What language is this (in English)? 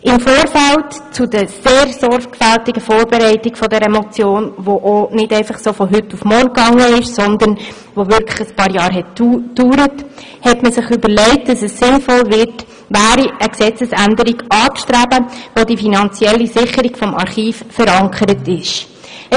Swiss German